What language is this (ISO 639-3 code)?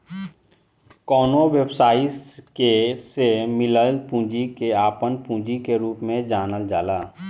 bho